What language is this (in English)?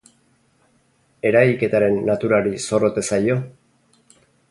Basque